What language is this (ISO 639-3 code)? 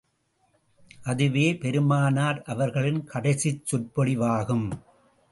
tam